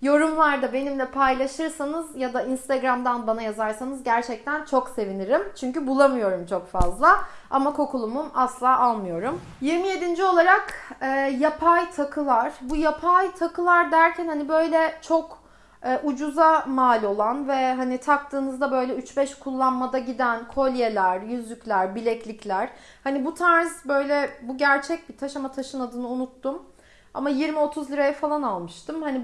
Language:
Turkish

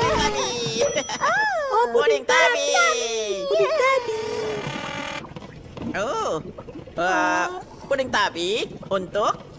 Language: Indonesian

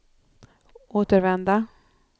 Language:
Swedish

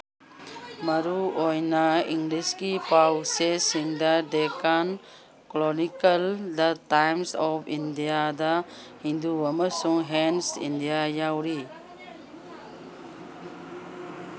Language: Manipuri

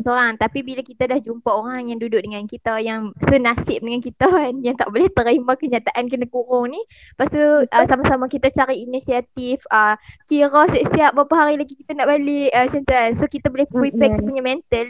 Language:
Malay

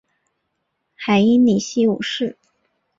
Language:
Chinese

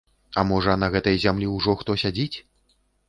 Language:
Belarusian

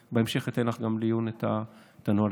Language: Hebrew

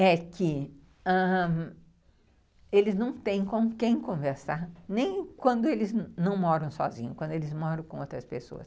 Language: Portuguese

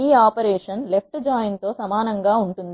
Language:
Telugu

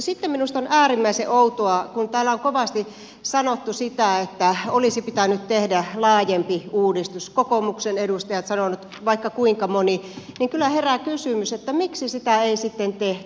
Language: Finnish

